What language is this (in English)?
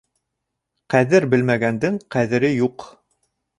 Bashkir